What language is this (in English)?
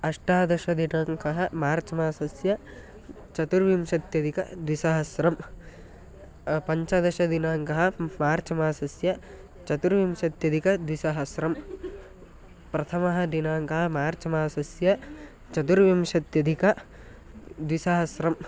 Sanskrit